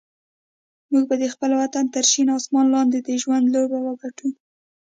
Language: Pashto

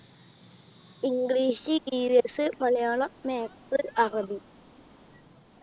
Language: Malayalam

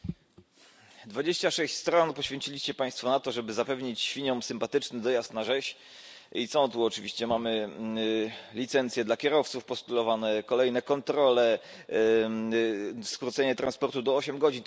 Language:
Polish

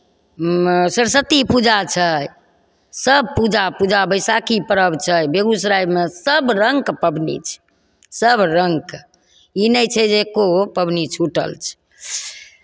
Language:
Maithili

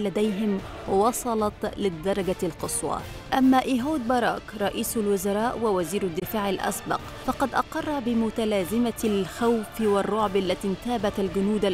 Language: Arabic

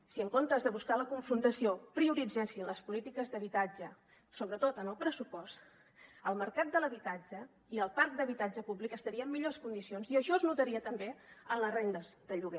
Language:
Catalan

